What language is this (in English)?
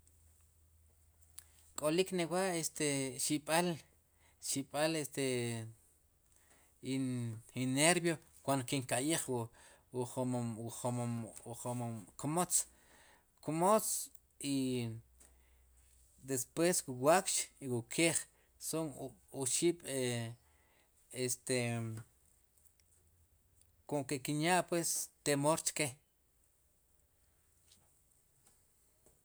Sipacapense